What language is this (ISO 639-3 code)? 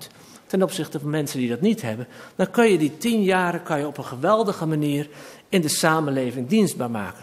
nld